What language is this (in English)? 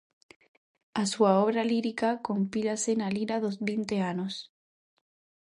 Galician